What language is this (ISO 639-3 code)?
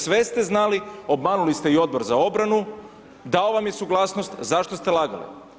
hrv